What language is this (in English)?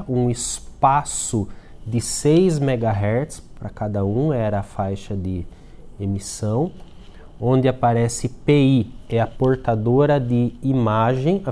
Portuguese